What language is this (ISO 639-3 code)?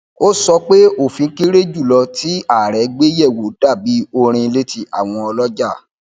yor